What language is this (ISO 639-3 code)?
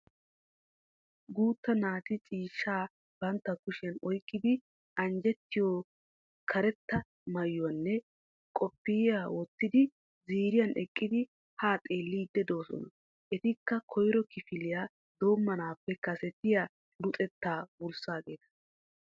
wal